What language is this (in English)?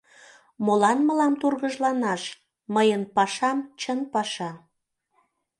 Mari